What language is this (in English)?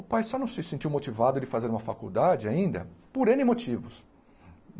Portuguese